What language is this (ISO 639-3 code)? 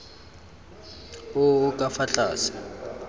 tsn